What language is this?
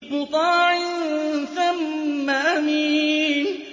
Arabic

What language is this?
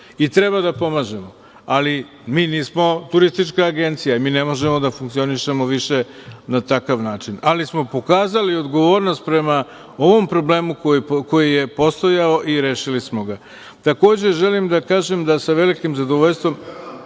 Serbian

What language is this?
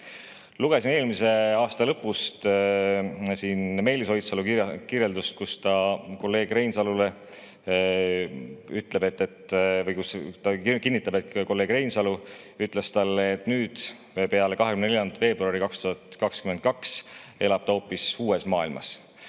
Estonian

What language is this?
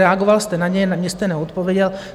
Czech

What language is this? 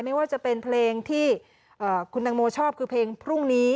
Thai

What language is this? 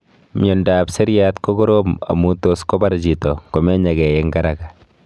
Kalenjin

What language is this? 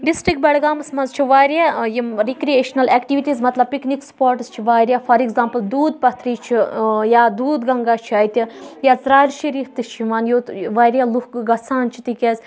Kashmiri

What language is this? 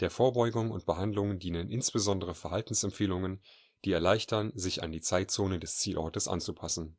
German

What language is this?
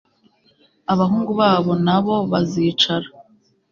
Kinyarwanda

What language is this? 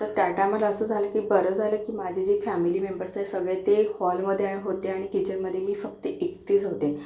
Marathi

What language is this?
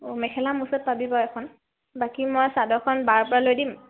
Assamese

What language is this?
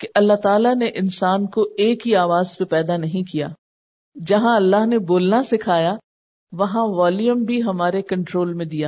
Urdu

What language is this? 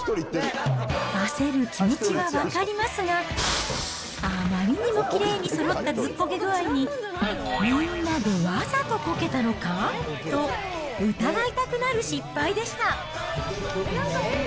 Japanese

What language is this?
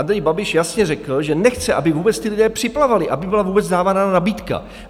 Czech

